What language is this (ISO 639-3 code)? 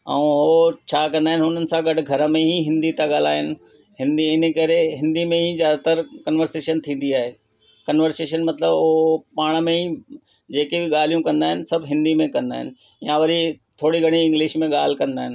snd